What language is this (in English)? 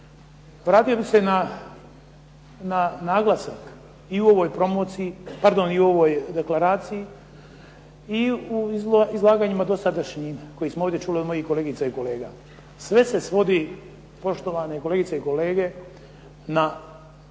Croatian